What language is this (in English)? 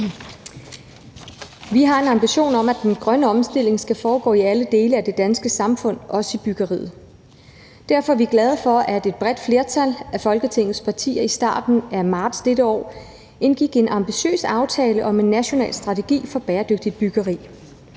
Danish